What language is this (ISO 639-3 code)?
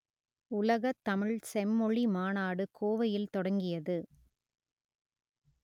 tam